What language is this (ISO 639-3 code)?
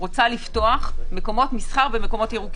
heb